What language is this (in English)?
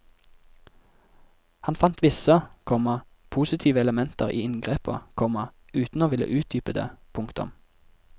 Norwegian